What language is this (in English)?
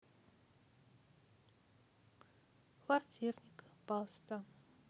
Russian